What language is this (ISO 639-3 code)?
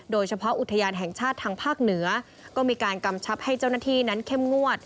tha